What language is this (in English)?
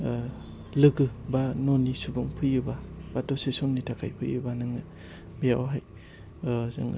Bodo